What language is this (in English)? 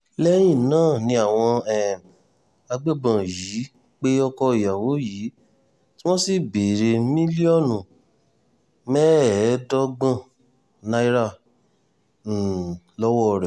Yoruba